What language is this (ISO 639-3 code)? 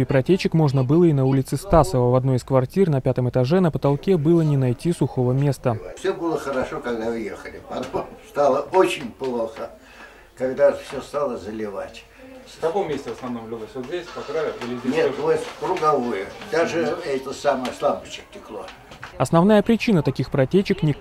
rus